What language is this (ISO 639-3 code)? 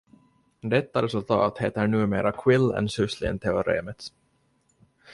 swe